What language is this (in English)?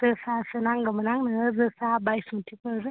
Bodo